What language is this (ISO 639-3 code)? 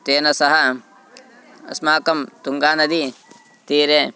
san